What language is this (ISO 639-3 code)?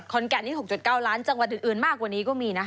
tha